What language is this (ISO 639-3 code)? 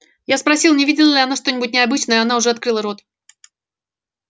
rus